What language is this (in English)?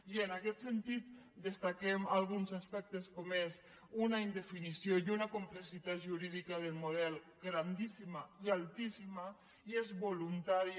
Catalan